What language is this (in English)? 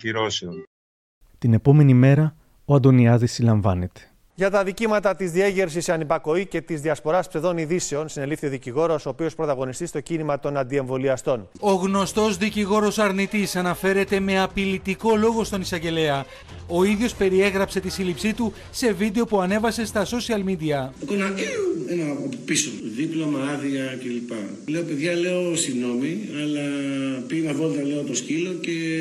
Greek